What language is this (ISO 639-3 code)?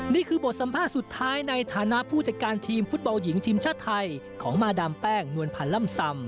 tha